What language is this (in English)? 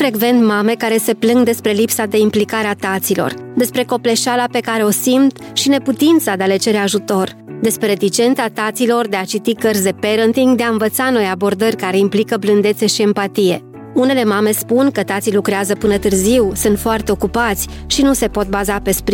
Romanian